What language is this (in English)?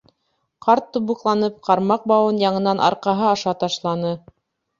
Bashkir